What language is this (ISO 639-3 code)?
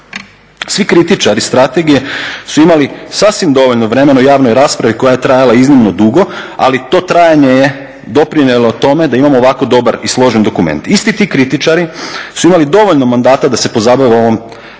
hrv